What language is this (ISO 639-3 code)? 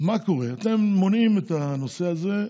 heb